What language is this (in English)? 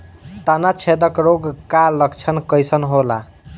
Bhojpuri